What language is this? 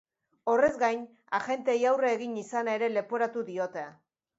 Basque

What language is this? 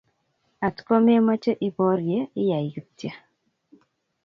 Kalenjin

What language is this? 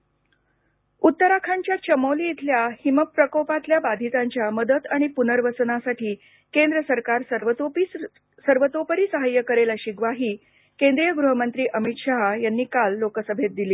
Marathi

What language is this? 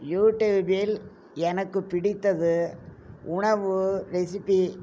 Tamil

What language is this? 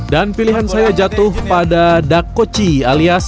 Indonesian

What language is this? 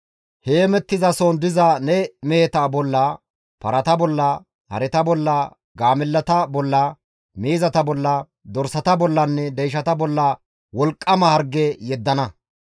Gamo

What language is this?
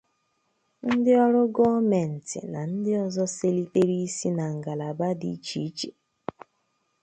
Igbo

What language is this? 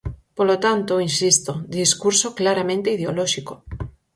Galician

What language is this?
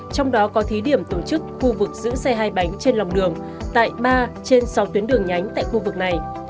Vietnamese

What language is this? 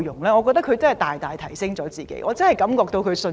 Cantonese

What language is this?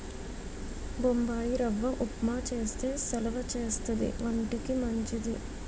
Telugu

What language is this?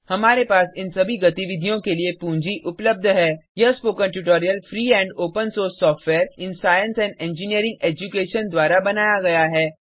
Hindi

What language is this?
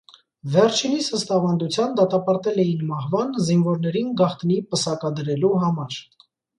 Armenian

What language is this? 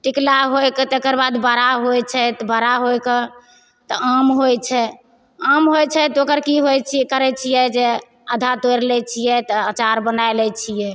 Maithili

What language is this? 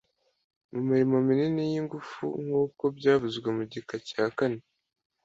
Kinyarwanda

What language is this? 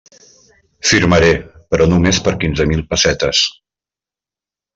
Catalan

